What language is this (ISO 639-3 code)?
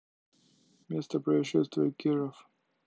rus